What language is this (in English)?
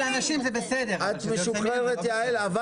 Hebrew